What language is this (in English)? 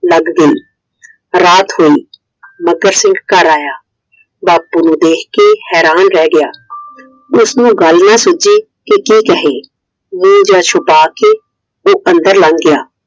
Punjabi